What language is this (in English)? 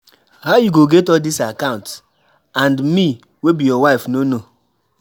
Nigerian Pidgin